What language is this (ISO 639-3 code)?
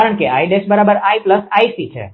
guj